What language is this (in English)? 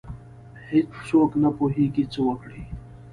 Pashto